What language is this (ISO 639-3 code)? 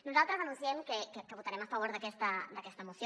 cat